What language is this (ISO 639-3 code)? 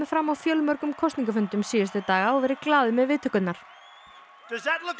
isl